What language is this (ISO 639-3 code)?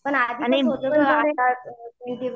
mar